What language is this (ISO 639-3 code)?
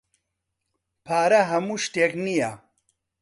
ckb